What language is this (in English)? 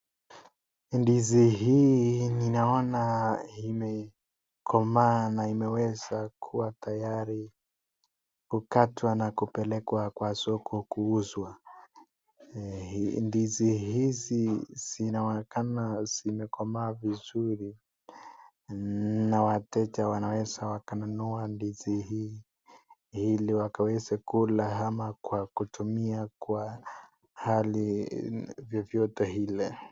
Swahili